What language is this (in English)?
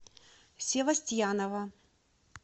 Russian